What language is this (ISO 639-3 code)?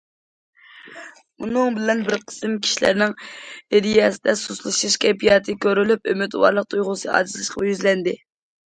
uig